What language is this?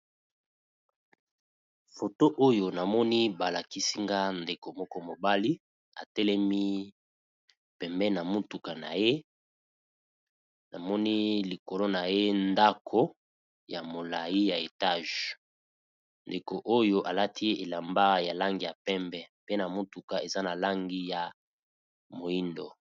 Lingala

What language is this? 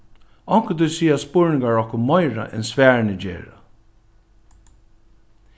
Faroese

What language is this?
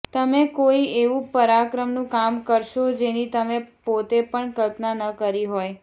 Gujarati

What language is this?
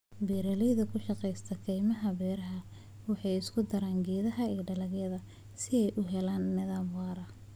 Somali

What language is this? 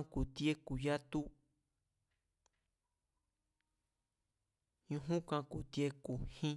Mazatlán Mazatec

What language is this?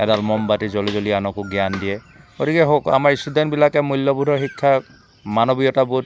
Assamese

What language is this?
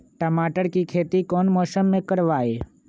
Magahi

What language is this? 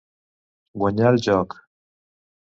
Catalan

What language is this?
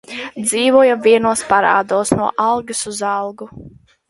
Latvian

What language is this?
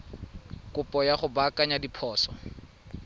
Tswana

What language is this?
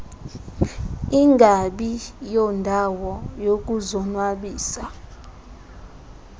Xhosa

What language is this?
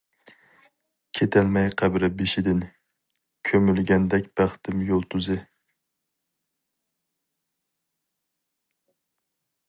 Uyghur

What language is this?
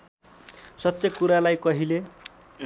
Nepali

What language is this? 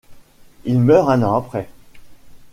French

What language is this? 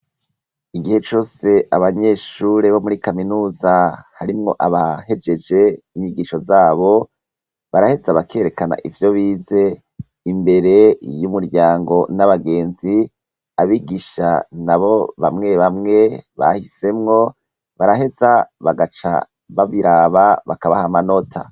Rundi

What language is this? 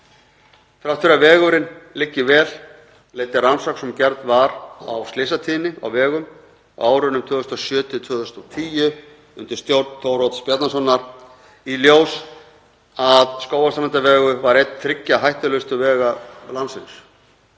Icelandic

